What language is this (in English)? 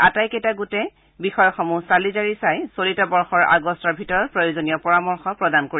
Assamese